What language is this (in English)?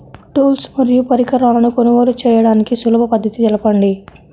Telugu